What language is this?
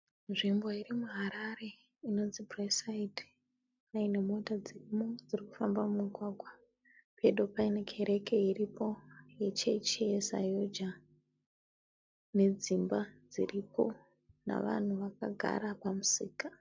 Shona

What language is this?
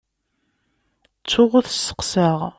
Kabyle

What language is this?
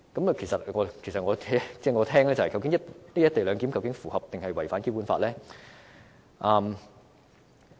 Cantonese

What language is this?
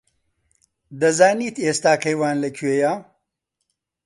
Central Kurdish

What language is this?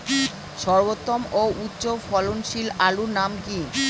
Bangla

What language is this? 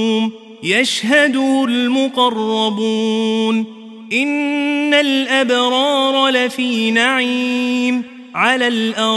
Arabic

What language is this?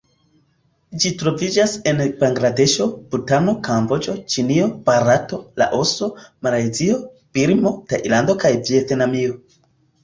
Esperanto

